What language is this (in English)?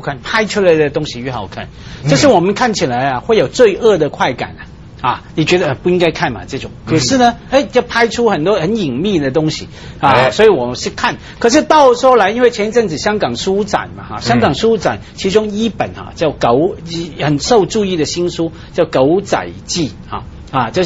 Chinese